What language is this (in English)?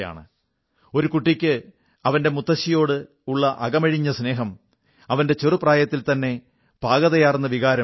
Malayalam